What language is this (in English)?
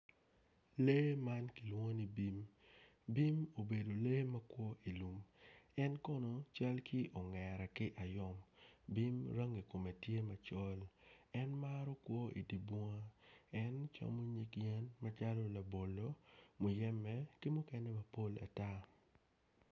Acoli